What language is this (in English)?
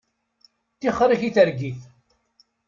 Kabyle